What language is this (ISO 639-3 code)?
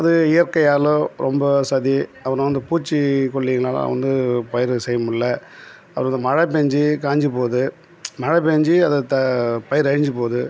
tam